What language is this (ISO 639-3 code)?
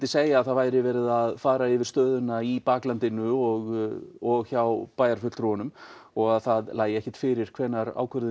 isl